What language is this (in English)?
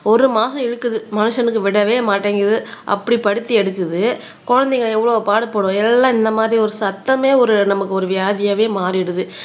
Tamil